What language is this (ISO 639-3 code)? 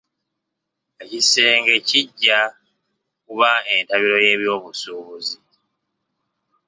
lug